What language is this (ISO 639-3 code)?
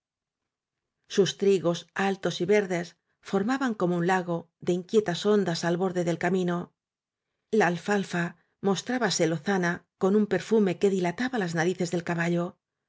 spa